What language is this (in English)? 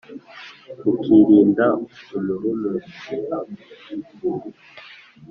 Kinyarwanda